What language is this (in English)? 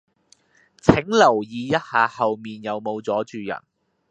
Cantonese